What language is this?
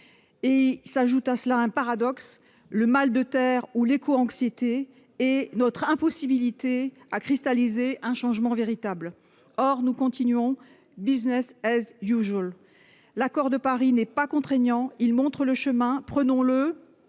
French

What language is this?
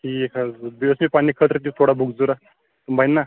Kashmiri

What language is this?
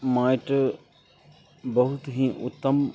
Maithili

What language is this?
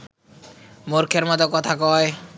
Bangla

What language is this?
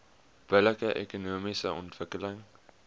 Afrikaans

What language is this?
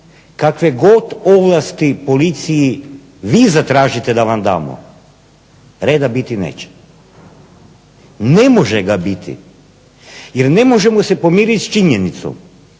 Croatian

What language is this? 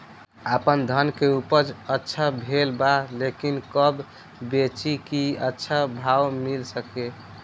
Bhojpuri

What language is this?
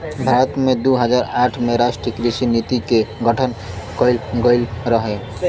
Bhojpuri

